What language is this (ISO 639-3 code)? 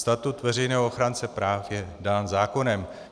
ces